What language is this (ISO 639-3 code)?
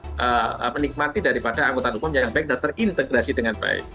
ind